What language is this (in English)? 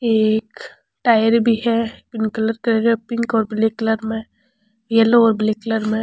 Rajasthani